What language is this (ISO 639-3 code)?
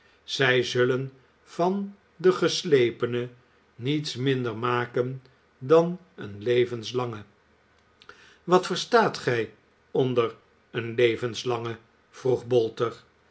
nld